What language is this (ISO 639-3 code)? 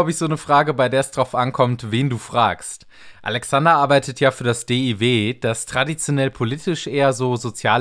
deu